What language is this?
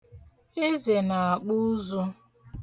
Igbo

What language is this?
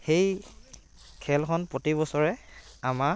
Assamese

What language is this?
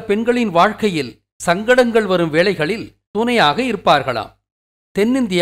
Romanian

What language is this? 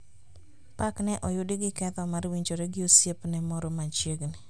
Luo (Kenya and Tanzania)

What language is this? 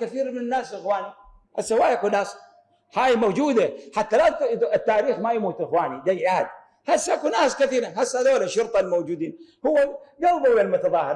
Arabic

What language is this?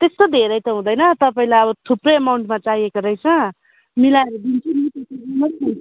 Nepali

